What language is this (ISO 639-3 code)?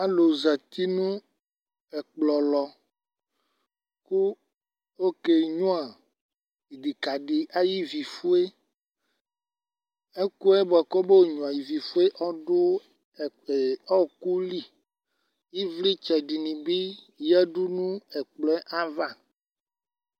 kpo